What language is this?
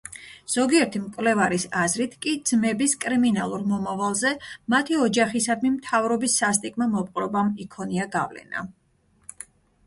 Georgian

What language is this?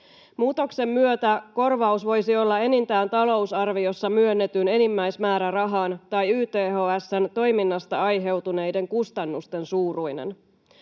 Finnish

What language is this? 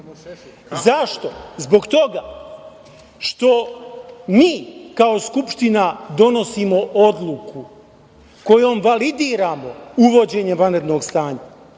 Serbian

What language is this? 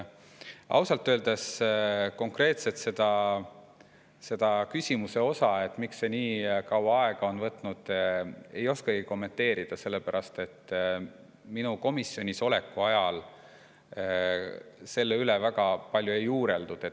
Estonian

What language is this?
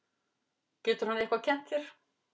Icelandic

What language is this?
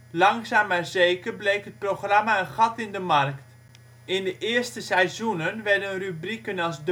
Dutch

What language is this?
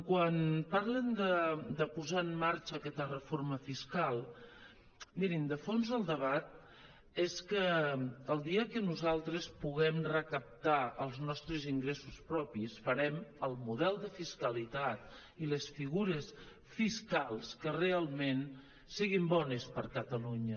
Catalan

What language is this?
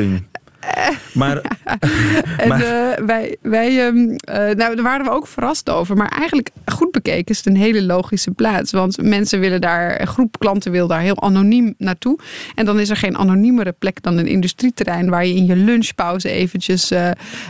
Dutch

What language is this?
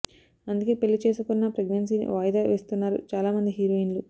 Telugu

